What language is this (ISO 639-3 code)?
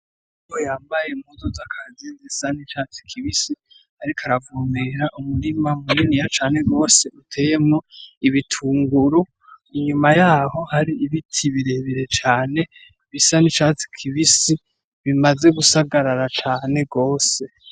run